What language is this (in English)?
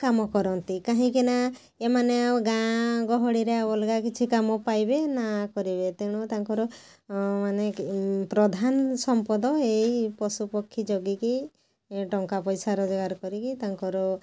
Odia